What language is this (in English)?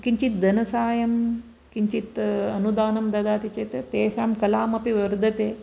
Sanskrit